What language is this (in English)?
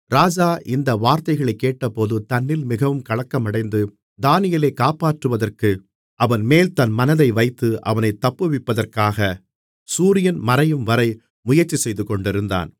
Tamil